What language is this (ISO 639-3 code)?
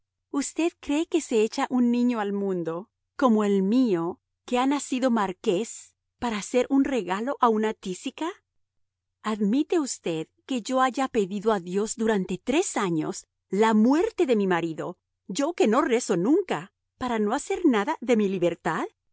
spa